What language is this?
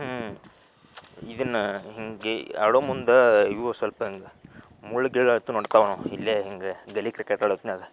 Kannada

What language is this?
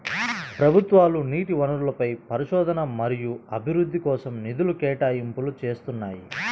Telugu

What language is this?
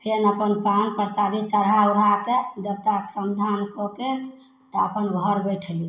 Maithili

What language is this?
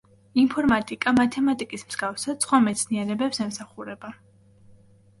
Georgian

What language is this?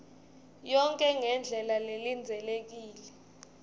Swati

